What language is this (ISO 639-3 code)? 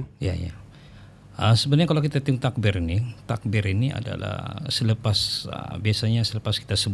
msa